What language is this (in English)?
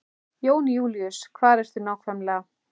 Icelandic